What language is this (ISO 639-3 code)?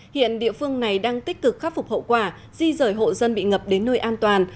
vie